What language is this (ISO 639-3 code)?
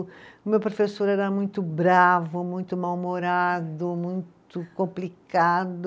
por